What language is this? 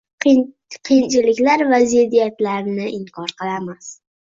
Uzbek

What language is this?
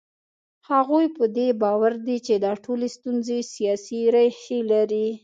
Pashto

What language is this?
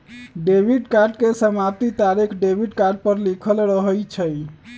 Magahi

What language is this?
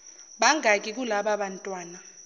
Zulu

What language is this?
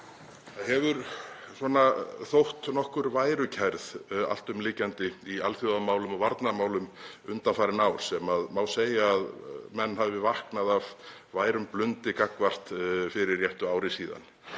Icelandic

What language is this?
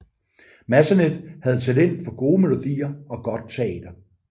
Danish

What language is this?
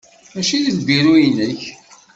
Kabyle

